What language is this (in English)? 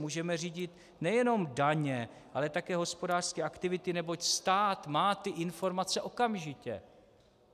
Czech